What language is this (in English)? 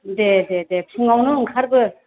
Bodo